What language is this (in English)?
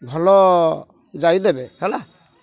Odia